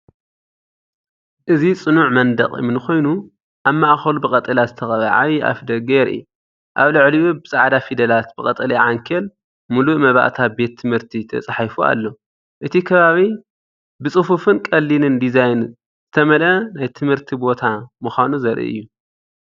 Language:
Tigrinya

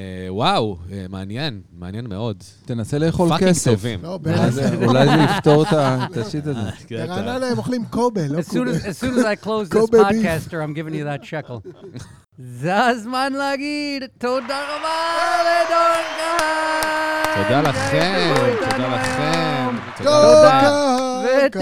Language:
Hebrew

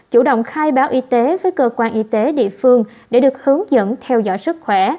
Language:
Vietnamese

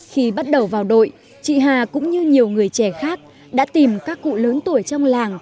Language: Vietnamese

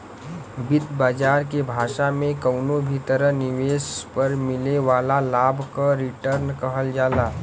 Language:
Bhojpuri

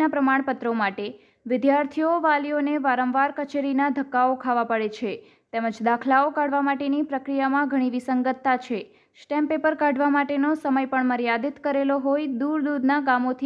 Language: Hindi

